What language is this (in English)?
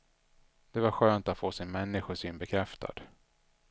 Swedish